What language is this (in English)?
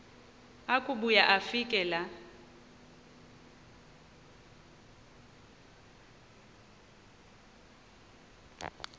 Xhosa